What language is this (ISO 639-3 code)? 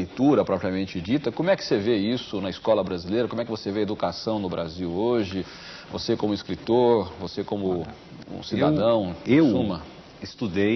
por